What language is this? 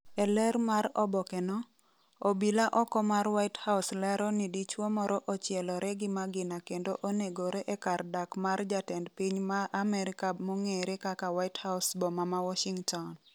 Luo (Kenya and Tanzania)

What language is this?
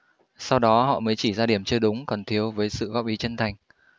Vietnamese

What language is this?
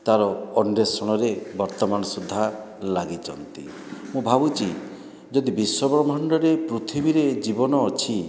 Odia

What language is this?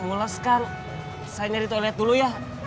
Indonesian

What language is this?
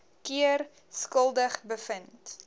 Afrikaans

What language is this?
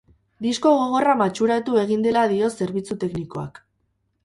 Basque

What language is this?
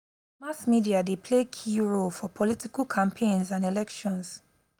Nigerian Pidgin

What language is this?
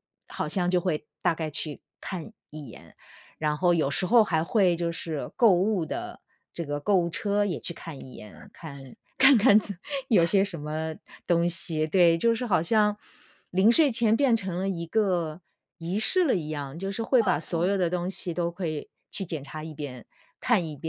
Chinese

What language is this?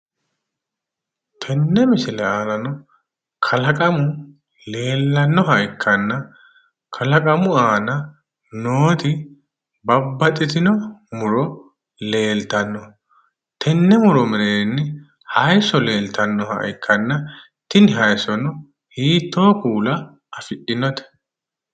Sidamo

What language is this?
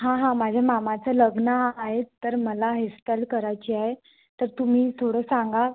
Marathi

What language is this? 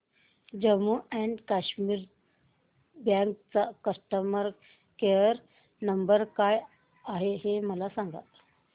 Marathi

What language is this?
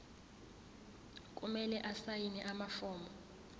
Zulu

